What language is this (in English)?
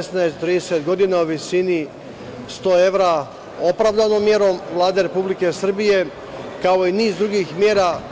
Serbian